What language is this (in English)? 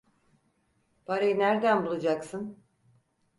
Turkish